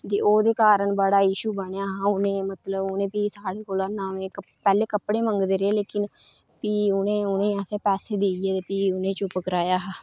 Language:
Dogri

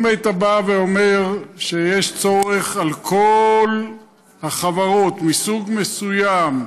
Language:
Hebrew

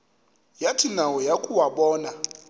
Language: Xhosa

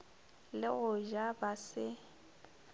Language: Northern Sotho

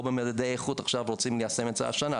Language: Hebrew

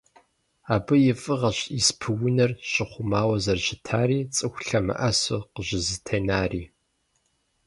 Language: Kabardian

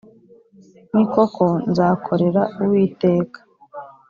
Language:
Kinyarwanda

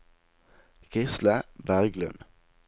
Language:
Norwegian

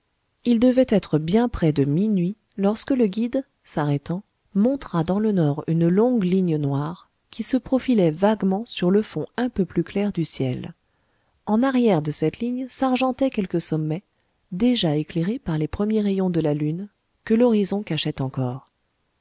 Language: French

